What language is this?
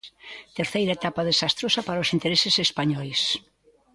Galician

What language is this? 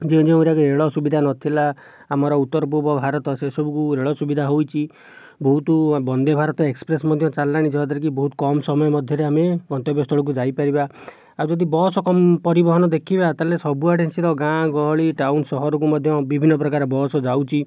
Odia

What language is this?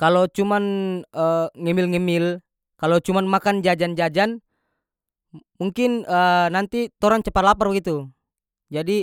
North Moluccan Malay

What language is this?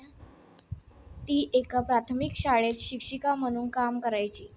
Marathi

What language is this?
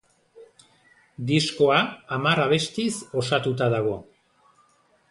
Basque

